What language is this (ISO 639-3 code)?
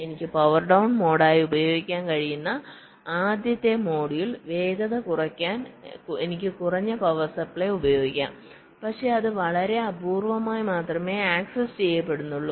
mal